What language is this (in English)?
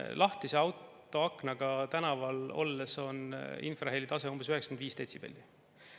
Estonian